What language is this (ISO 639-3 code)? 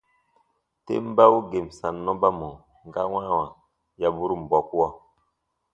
bba